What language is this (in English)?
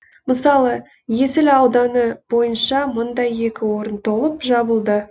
Kazakh